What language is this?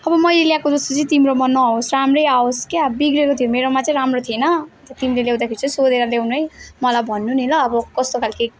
Nepali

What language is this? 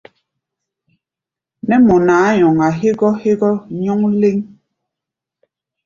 Gbaya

